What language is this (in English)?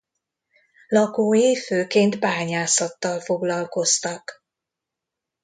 Hungarian